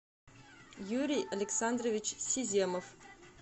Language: Russian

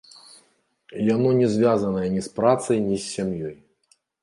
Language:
Belarusian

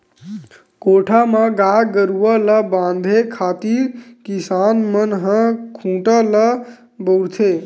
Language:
Chhattisgarhi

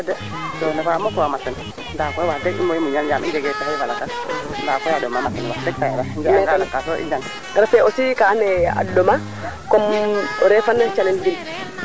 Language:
Serer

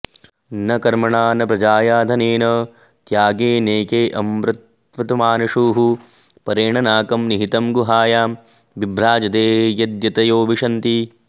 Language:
Sanskrit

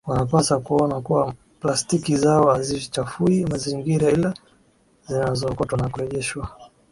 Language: Swahili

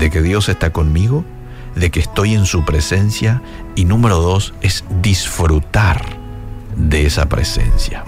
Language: Spanish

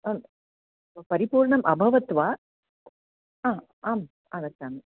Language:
Sanskrit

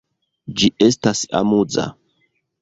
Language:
Esperanto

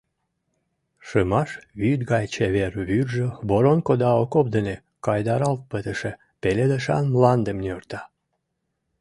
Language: Mari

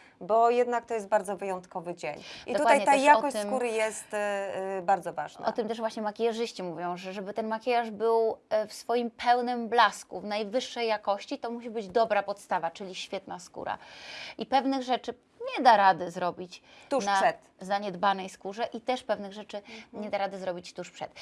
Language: Polish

